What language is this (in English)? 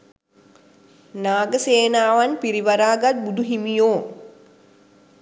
Sinhala